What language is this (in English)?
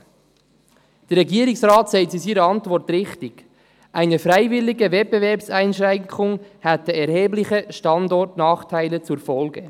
Swiss German